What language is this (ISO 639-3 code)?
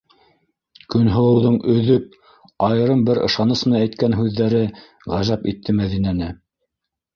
bak